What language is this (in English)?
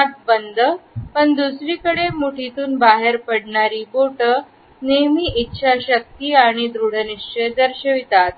Marathi